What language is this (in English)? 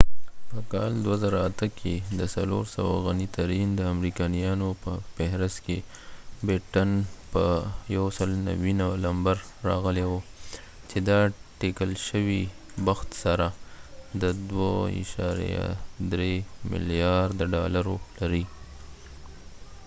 Pashto